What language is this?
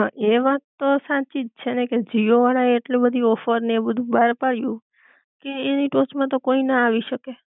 Gujarati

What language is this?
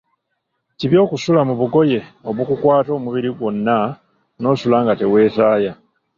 Ganda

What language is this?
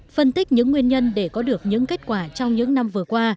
Vietnamese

